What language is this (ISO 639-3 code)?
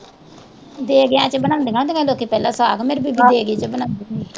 pan